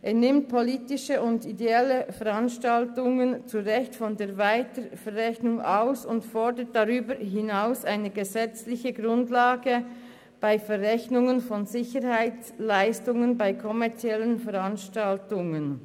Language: Swiss German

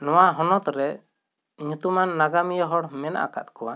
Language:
Santali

